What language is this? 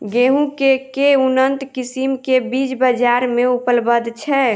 Maithili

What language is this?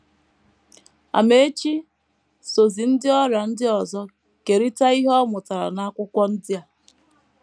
Igbo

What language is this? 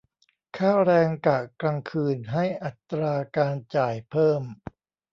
Thai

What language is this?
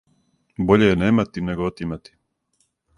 Serbian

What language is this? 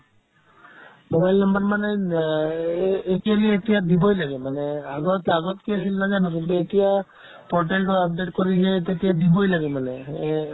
Assamese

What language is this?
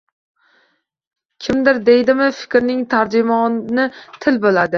Uzbek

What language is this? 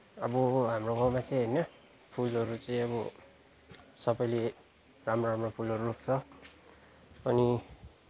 Nepali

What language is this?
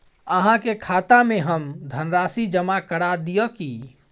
Maithili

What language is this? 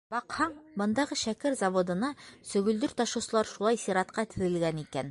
Bashkir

